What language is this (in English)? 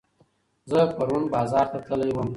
Pashto